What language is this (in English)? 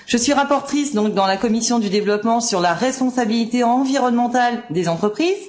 French